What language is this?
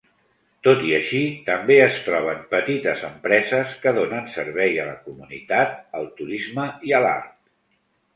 Catalan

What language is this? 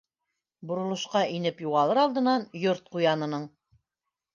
Bashkir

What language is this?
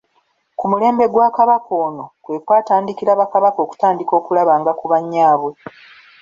Ganda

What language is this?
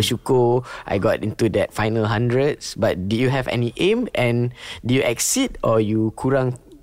Malay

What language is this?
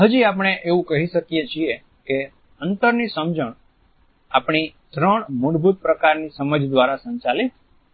Gujarati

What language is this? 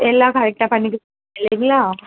Tamil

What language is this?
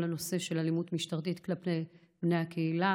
Hebrew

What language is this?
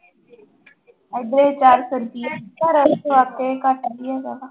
Punjabi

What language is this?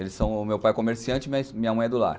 Portuguese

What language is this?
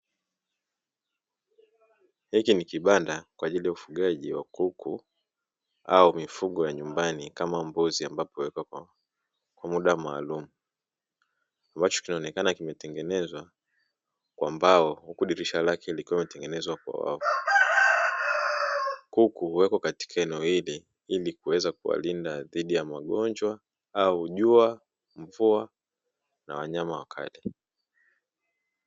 Swahili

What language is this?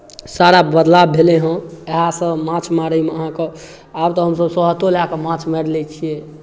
Maithili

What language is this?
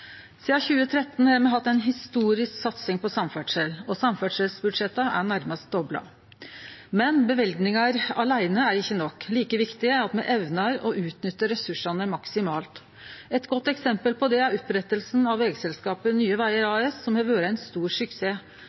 Norwegian Nynorsk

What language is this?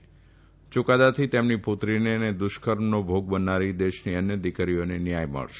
Gujarati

